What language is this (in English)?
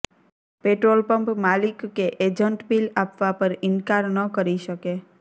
Gujarati